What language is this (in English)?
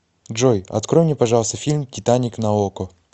Russian